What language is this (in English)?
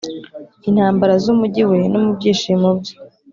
Kinyarwanda